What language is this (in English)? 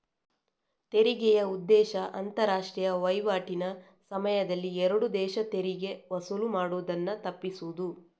Kannada